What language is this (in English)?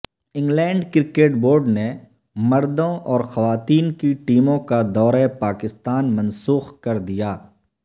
Urdu